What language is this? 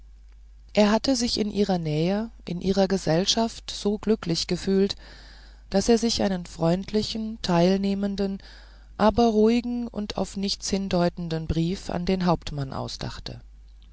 German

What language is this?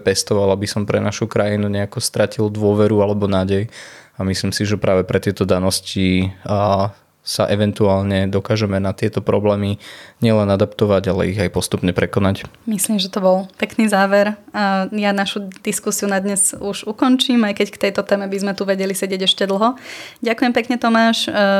Slovak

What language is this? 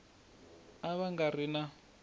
Tsonga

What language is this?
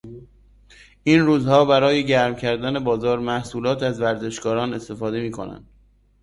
Persian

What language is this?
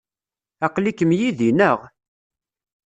Kabyle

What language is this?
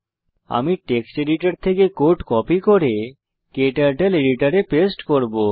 Bangla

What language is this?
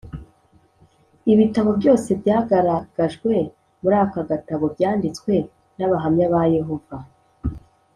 Kinyarwanda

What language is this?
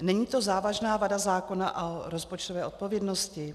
Czech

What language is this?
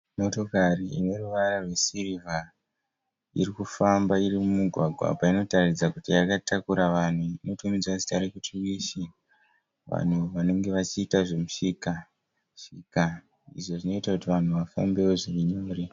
Shona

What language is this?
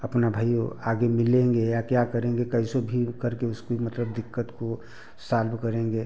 Hindi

